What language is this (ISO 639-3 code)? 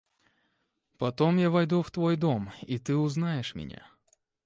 rus